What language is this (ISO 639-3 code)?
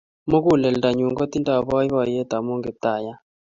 kln